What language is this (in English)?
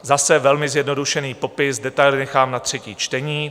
Czech